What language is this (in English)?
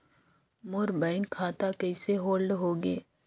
Chhattisgarhi